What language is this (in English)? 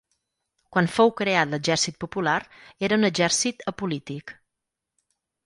Catalan